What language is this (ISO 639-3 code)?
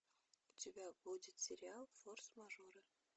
rus